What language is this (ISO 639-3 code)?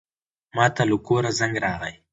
pus